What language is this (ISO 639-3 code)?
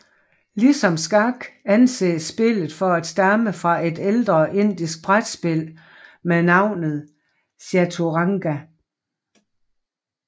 dan